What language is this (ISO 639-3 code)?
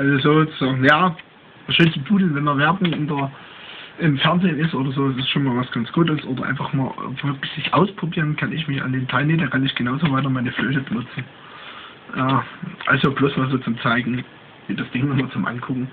deu